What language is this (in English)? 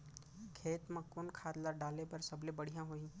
Chhattisgarhi